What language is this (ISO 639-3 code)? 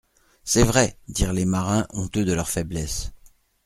fra